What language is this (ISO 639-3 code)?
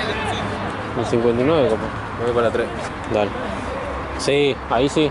spa